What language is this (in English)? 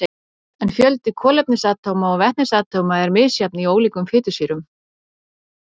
Icelandic